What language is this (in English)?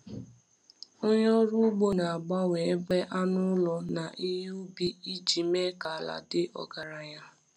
Igbo